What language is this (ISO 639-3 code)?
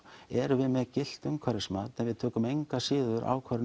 isl